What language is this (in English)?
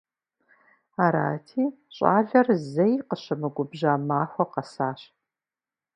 Kabardian